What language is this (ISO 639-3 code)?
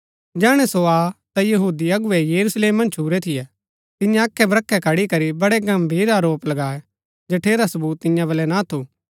gbk